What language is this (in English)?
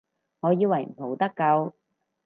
Cantonese